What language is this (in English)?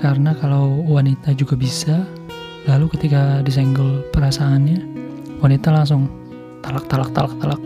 Indonesian